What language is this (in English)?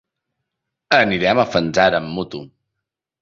Catalan